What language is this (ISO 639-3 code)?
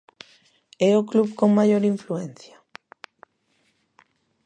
glg